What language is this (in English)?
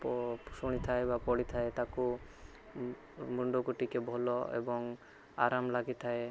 Odia